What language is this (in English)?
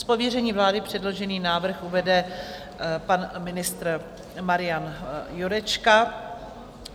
Czech